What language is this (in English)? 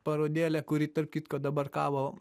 Lithuanian